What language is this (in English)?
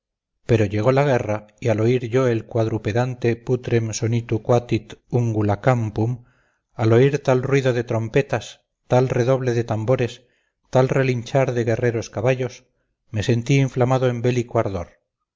Spanish